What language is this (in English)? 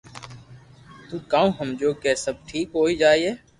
Loarki